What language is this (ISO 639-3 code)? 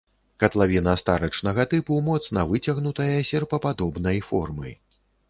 bel